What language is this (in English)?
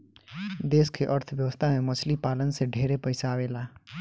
Bhojpuri